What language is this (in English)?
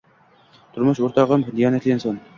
Uzbek